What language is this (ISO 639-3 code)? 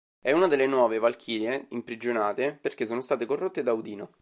ita